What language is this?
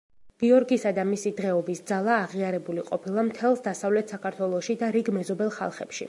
Georgian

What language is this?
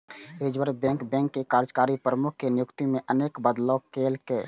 Maithili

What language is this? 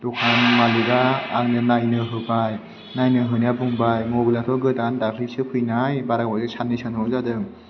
Bodo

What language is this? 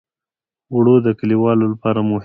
Pashto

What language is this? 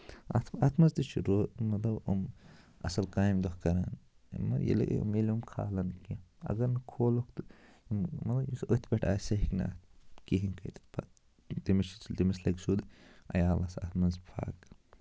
Kashmiri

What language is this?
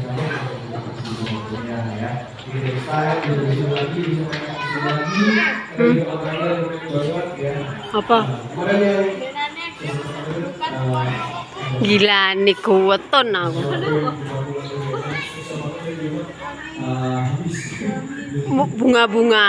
Indonesian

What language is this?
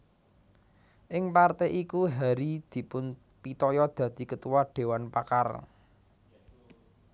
Javanese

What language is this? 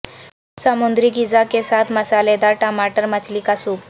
Urdu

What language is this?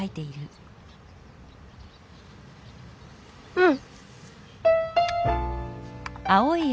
Japanese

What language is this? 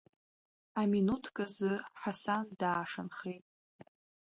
Abkhazian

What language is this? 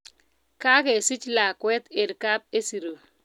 Kalenjin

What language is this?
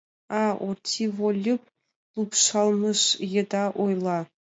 Mari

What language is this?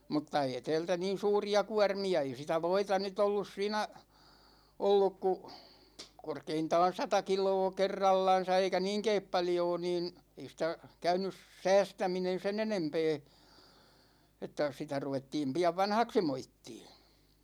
Finnish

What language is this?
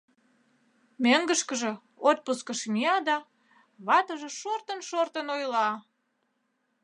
Mari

